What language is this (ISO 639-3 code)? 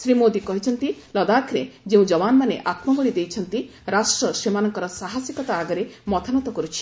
ori